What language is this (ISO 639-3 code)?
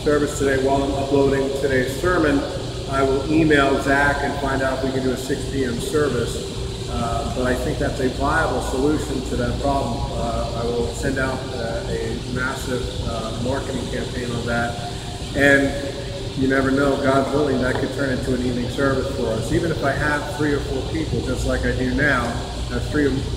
eng